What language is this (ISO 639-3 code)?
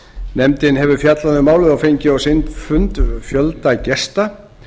isl